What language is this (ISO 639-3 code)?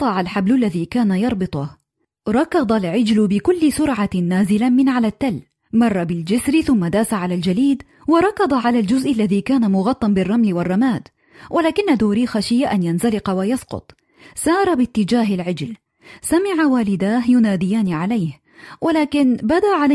ara